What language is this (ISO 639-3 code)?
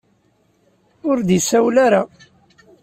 kab